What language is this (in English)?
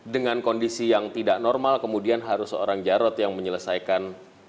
Indonesian